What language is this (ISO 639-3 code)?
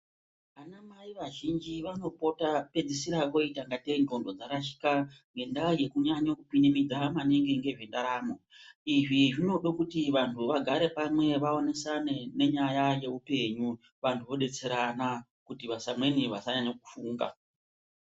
ndc